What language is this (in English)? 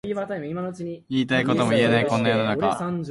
Japanese